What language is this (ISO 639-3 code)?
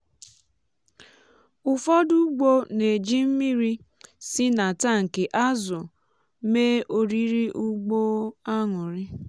ibo